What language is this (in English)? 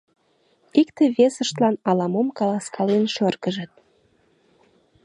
Mari